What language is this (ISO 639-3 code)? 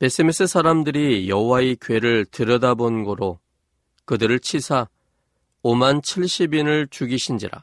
kor